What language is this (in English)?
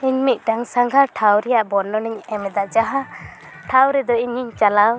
Santali